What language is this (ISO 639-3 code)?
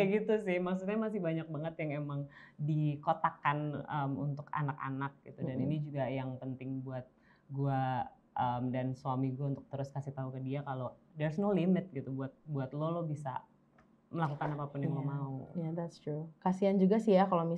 ind